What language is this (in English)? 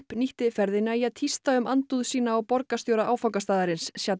Icelandic